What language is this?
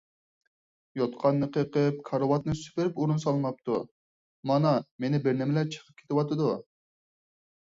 Uyghur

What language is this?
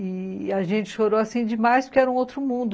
Portuguese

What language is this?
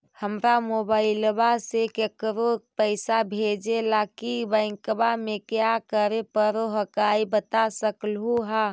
Magahi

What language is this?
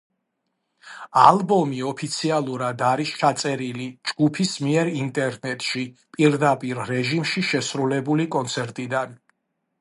Georgian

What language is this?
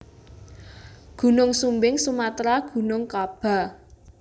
Javanese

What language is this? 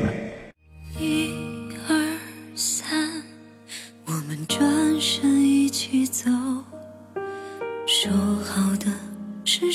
Chinese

